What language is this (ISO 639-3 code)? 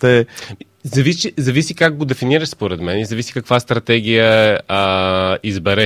bul